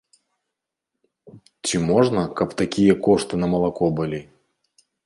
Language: Belarusian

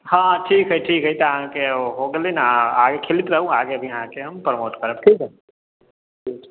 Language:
Maithili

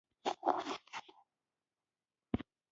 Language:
Pashto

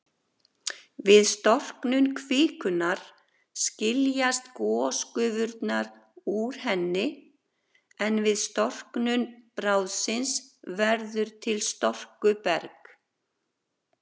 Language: Icelandic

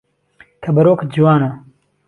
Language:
Central Kurdish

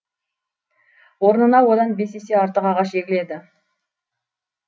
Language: Kazakh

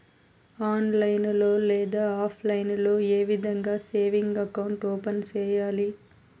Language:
Telugu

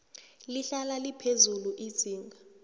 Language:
South Ndebele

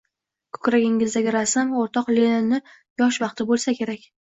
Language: Uzbek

